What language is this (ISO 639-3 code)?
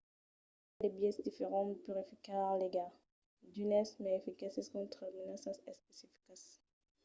oci